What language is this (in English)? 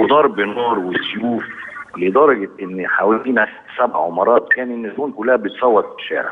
Arabic